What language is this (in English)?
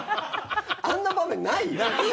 Japanese